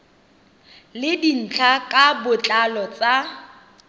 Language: Tswana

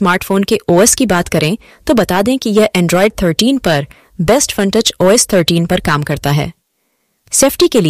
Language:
Hindi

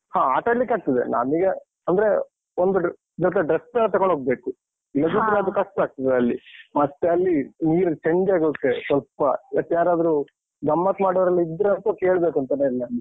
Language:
Kannada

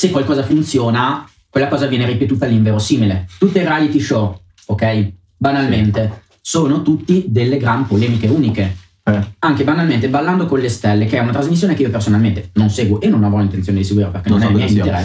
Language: Italian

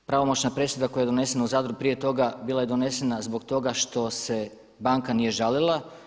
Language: Croatian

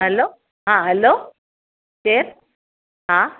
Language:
Sindhi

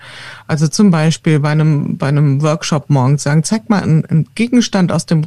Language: German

